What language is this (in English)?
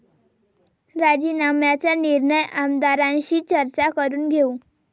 Marathi